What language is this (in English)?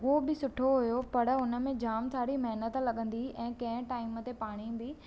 Sindhi